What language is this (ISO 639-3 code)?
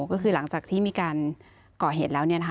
tha